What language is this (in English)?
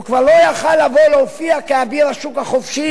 Hebrew